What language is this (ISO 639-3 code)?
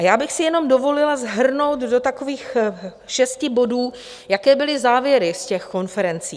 ces